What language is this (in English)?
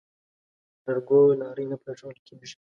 Pashto